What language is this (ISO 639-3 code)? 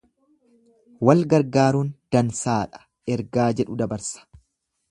orm